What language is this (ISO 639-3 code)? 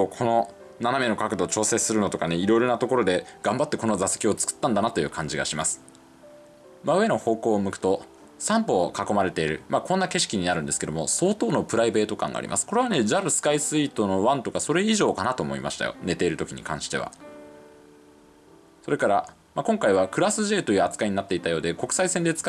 jpn